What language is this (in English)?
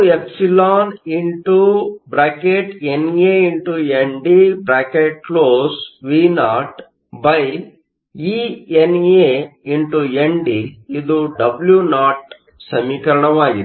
Kannada